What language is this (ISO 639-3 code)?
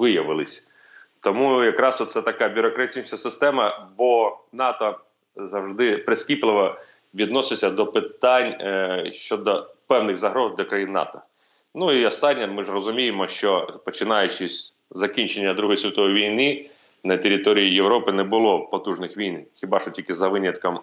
ukr